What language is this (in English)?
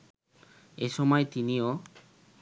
Bangla